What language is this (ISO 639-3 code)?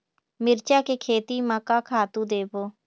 hne